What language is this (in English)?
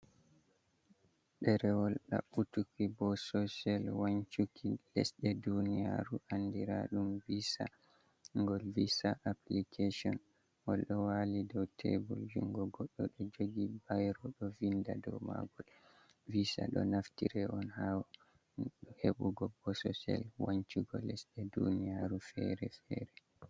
Fula